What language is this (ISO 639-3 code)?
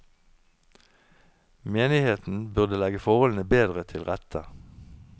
nor